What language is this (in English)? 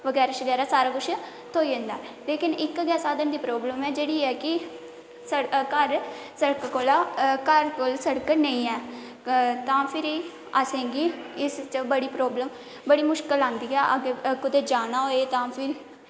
Dogri